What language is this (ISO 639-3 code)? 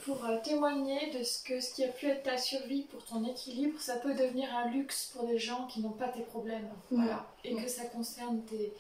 fra